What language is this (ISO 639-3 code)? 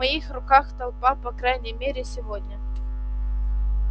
rus